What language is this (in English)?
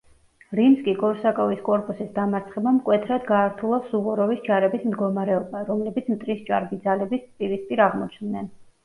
Georgian